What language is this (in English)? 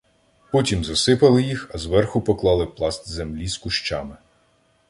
Ukrainian